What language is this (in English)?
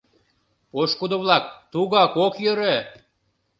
Mari